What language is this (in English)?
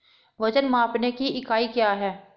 Hindi